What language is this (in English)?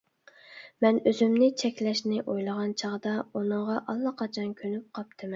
Uyghur